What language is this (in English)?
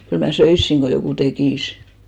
Finnish